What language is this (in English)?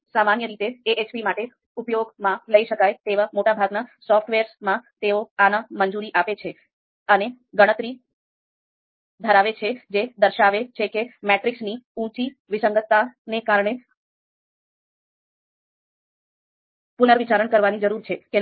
Gujarati